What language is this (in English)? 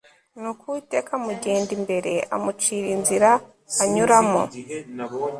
Kinyarwanda